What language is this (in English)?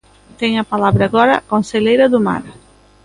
Galician